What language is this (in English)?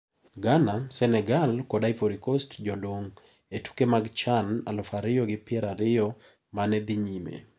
Luo (Kenya and Tanzania)